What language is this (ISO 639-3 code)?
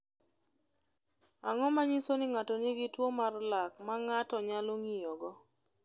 luo